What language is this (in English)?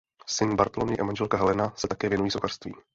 Czech